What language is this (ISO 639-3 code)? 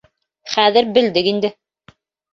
bak